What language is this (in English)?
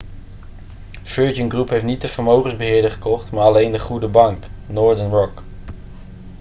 Dutch